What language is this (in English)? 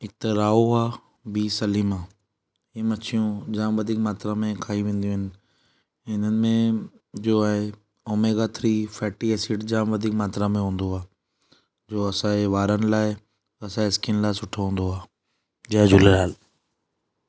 Sindhi